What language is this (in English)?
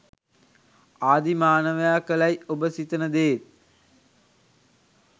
Sinhala